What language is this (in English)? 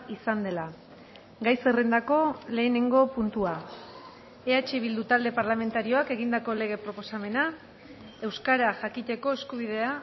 Basque